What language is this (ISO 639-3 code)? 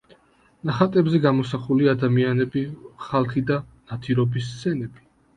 kat